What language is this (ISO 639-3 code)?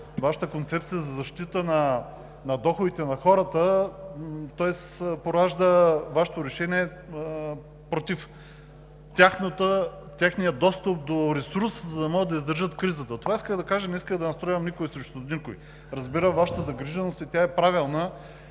bul